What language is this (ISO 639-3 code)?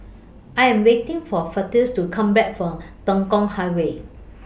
eng